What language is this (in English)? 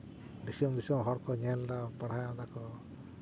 Santali